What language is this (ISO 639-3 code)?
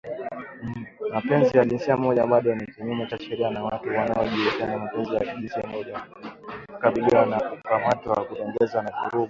swa